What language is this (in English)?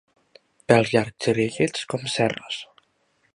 Catalan